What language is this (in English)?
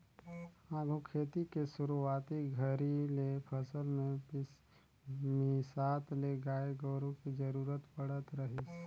Chhattisgarhi